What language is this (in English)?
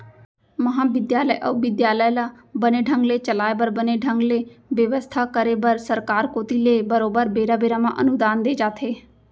Chhattisgarhi